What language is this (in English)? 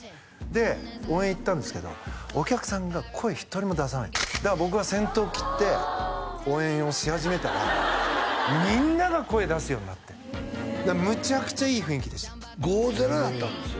Japanese